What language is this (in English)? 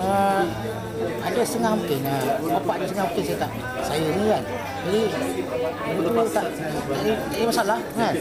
Malay